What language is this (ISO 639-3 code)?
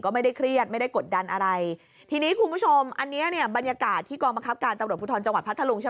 tha